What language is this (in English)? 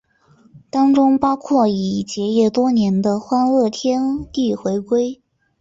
Chinese